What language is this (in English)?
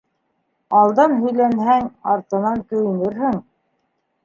Bashkir